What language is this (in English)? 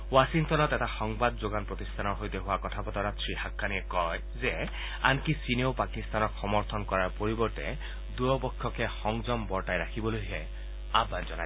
Assamese